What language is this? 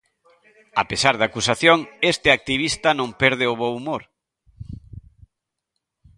Galician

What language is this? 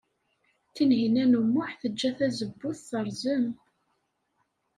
Kabyle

